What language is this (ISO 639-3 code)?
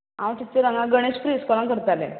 kok